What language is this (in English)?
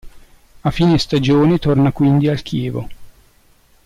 Italian